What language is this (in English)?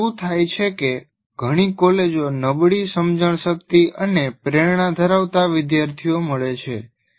Gujarati